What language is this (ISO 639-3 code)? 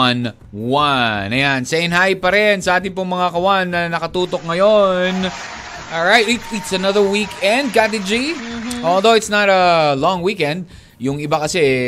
fil